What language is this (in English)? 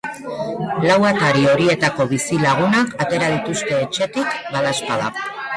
Basque